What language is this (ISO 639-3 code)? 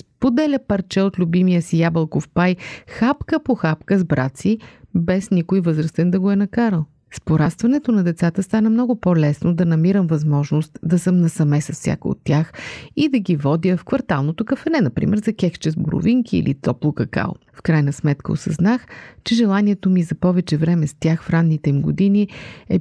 bul